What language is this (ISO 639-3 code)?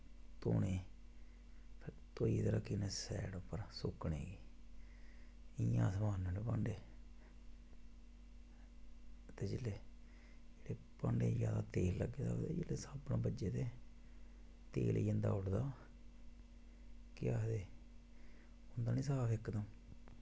doi